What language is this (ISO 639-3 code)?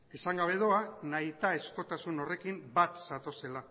eus